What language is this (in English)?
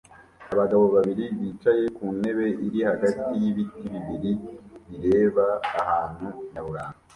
Kinyarwanda